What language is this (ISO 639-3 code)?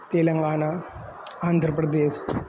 san